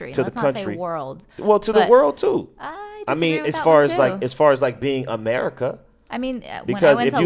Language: English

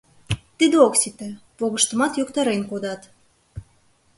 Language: Mari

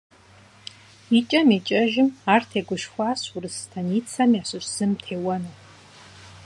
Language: Kabardian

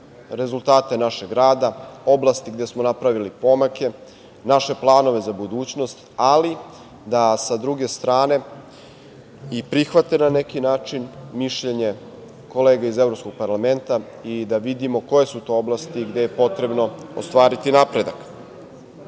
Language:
Serbian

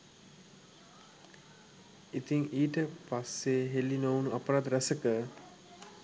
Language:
Sinhala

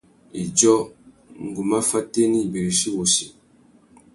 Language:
Tuki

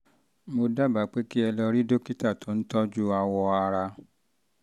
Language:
Yoruba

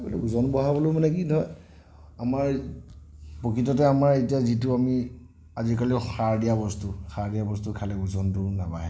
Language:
Assamese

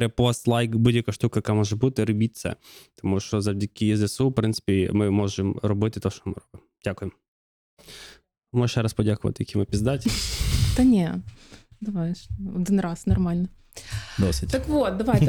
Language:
Ukrainian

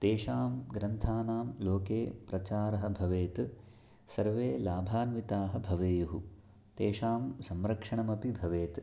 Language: Sanskrit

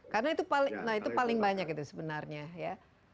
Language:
Indonesian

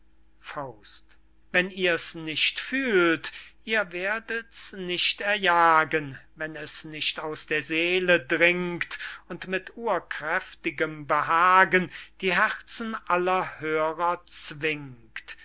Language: German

